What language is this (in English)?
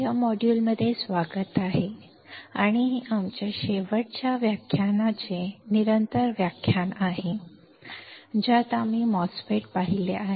Marathi